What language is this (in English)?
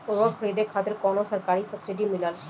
Bhojpuri